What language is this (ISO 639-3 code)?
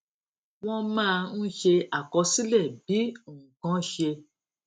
yor